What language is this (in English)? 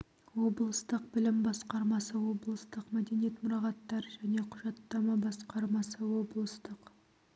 Kazakh